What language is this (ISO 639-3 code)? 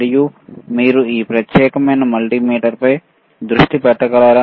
tel